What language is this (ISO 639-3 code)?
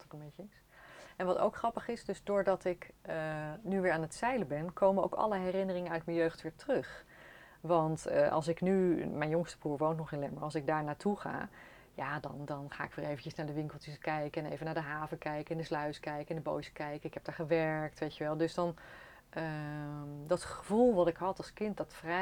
nld